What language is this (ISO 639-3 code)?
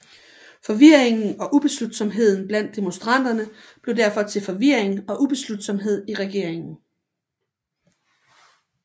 dan